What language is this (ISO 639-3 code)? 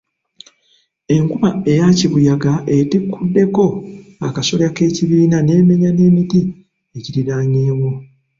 lug